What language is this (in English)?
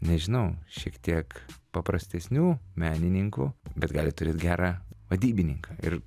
Lithuanian